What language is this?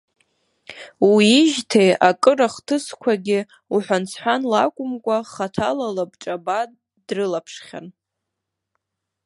Abkhazian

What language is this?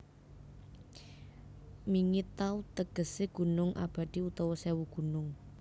Javanese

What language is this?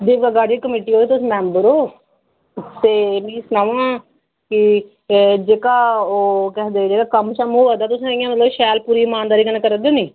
Dogri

